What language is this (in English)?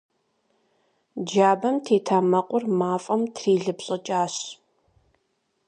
Kabardian